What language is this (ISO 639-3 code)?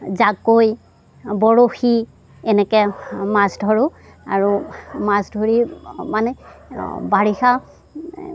asm